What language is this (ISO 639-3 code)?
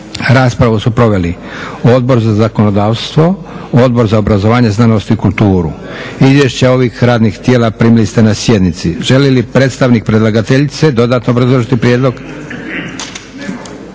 hrv